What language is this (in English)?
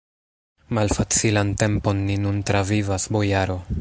Esperanto